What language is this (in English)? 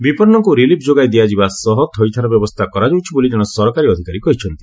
Odia